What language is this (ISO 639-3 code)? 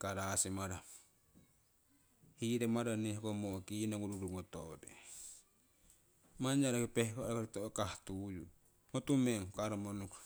siw